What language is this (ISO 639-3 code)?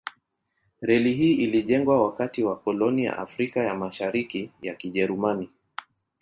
swa